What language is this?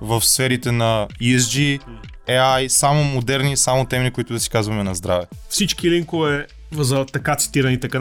Bulgarian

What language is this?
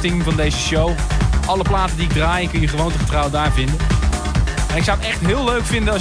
Dutch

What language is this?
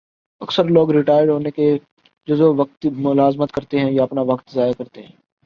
Urdu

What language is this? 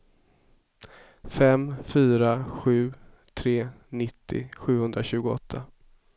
Swedish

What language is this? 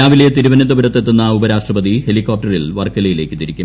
Malayalam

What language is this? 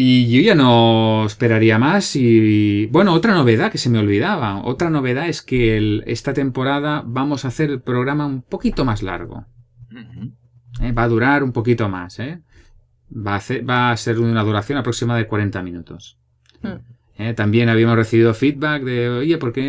Spanish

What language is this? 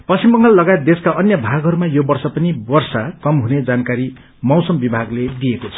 Nepali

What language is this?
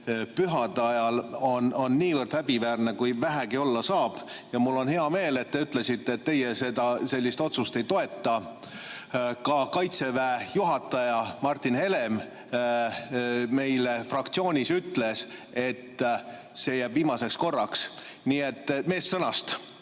Estonian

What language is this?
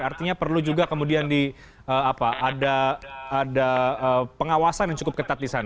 Indonesian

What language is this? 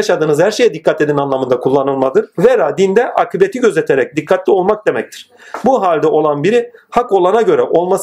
Turkish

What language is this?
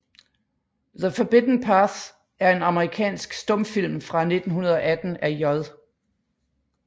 Danish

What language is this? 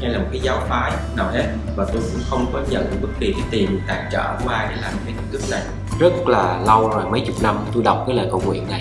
Vietnamese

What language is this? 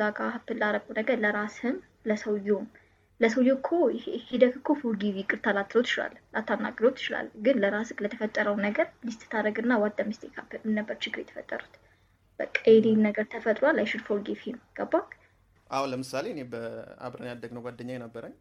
Amharic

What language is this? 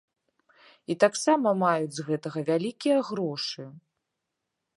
Belarusian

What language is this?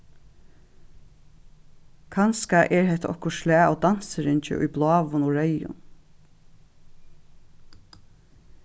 Faroese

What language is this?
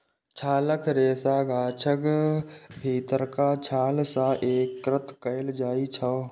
Maithili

